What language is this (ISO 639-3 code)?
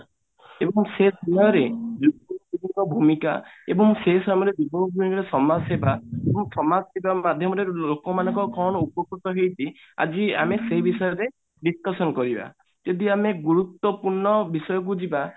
ori